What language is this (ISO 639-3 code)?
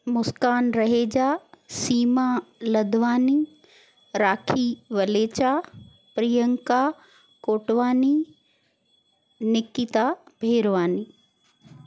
snd